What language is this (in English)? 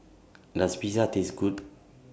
English